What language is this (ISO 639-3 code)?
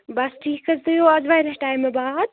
kas